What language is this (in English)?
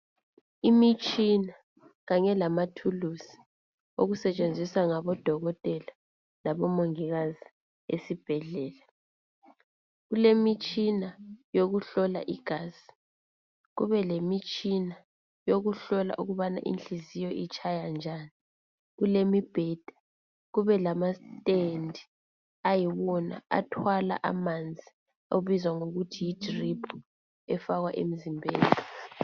North Ndebele